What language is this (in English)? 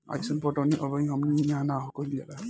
Bhojpuri